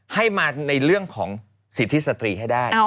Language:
Thai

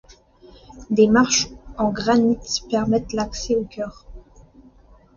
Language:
French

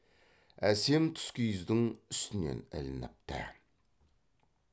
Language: Kazakh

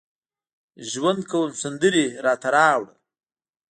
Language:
Pashto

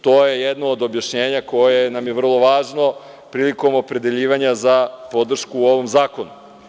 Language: Serbian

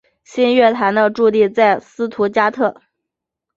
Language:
Chinese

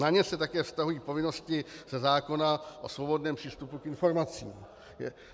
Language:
Czech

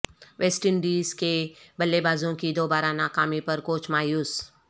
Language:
Urdu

